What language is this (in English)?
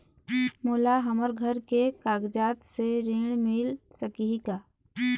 Chhattisgarhi